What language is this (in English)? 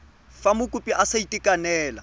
Tswana